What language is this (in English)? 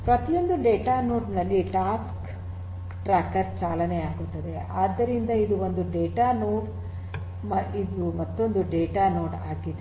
Kannada